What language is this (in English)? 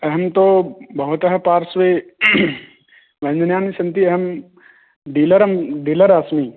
Sanskrit